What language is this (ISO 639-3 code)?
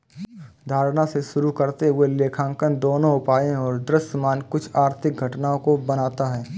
hin